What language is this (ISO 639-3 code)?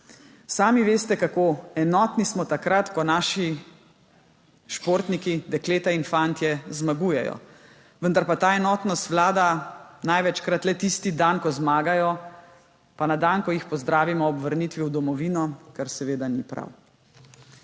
slv